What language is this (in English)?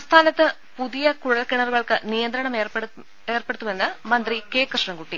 Malayalam